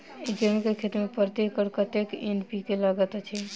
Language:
Maithili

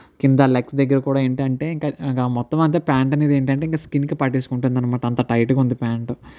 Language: Telugu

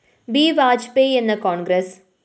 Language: Malayalam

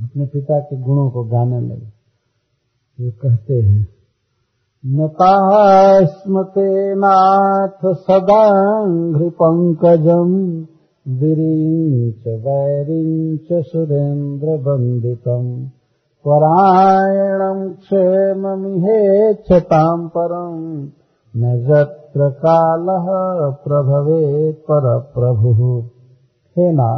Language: Hindi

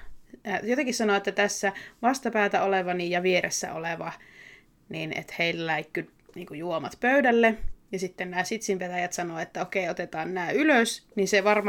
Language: Finnish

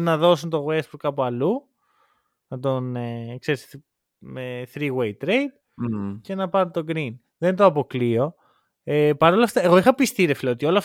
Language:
Greek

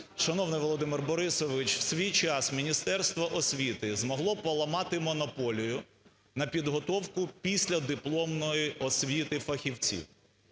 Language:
Ukrainian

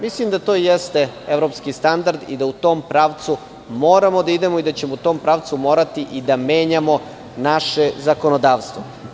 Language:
Serbian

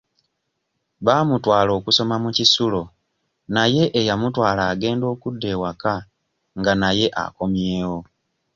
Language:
Ganda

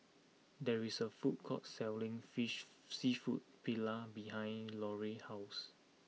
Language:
English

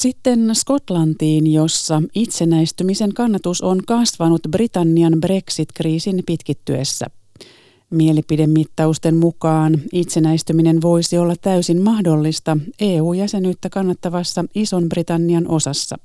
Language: Finnish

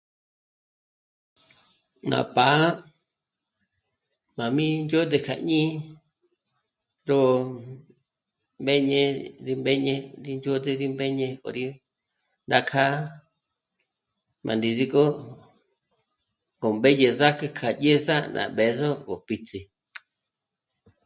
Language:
Michoacán Mazahua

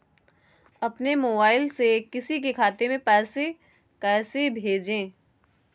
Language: Hindi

